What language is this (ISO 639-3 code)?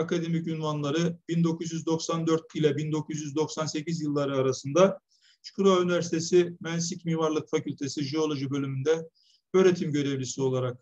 tur